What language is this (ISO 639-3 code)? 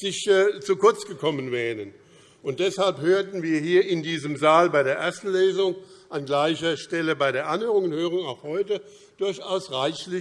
deu